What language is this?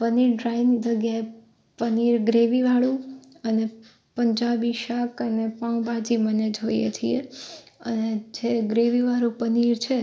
Gujarati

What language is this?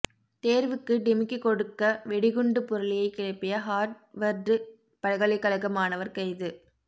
Tamil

